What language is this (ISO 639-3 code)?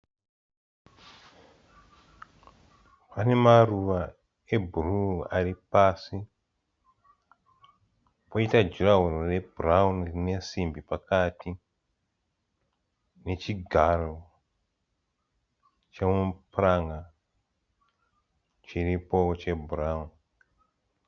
sna